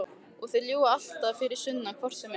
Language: Icelandic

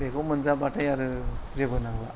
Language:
Bodo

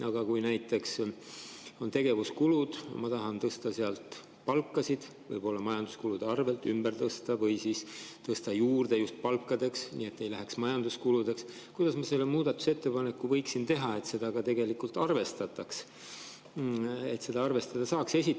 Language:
Estonian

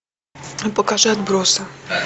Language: Russian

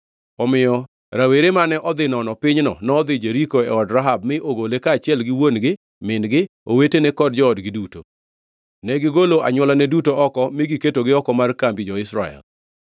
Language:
Luo (Kenya and Tanzania)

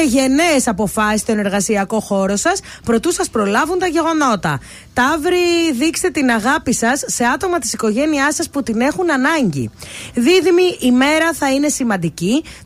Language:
Greek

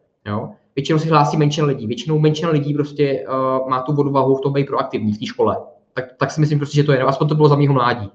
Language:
Czech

